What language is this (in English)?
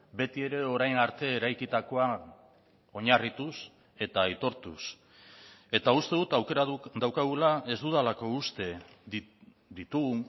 Basque